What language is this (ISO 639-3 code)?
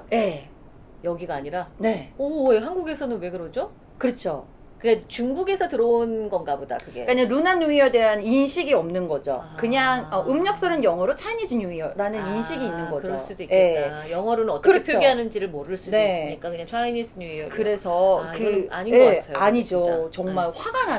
kor